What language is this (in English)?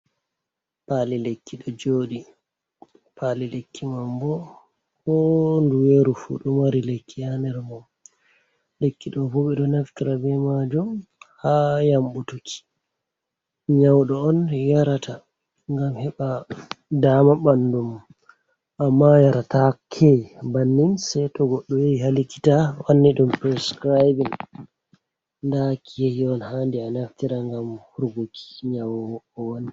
Fula